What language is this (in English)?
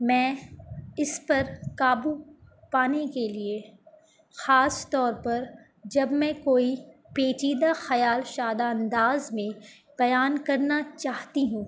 Urdu